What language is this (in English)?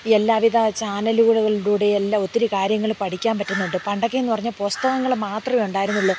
Malayalam